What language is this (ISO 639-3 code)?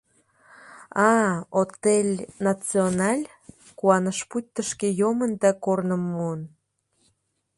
chm